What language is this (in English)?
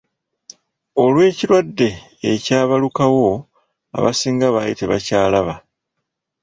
Ganda